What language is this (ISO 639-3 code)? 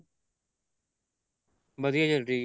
pan